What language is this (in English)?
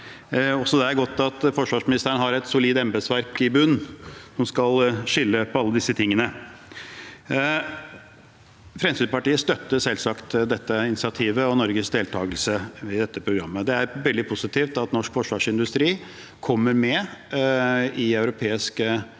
Norwegian